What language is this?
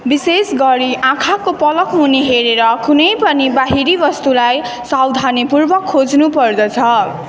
Nepali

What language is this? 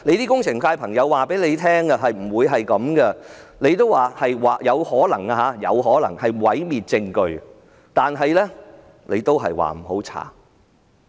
Cantonese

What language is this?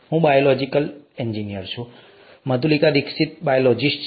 Gujarati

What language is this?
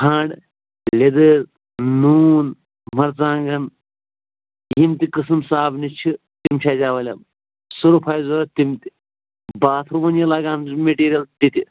Kashmiri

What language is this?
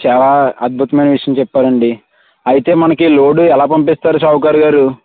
Telugu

